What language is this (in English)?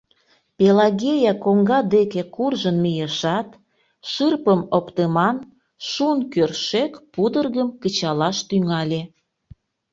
Mari